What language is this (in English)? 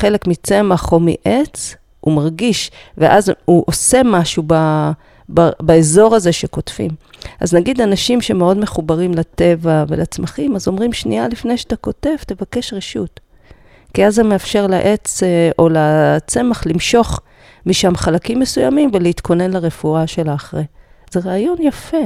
Hebrew